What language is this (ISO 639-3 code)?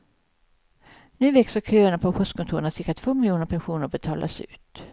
swe